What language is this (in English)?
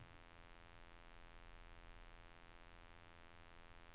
Norwegian